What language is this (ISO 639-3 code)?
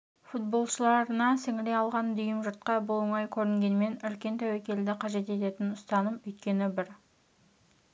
kaz